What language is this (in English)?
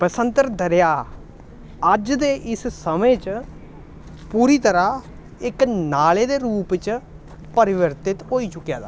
Dogri